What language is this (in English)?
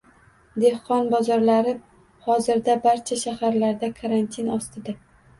Uzbek